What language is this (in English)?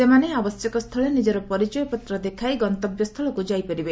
Odia